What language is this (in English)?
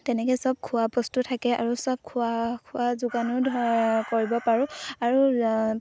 Assamese